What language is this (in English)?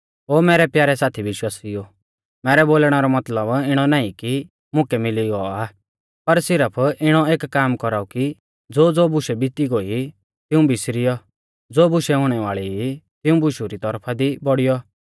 Mahasu Pahari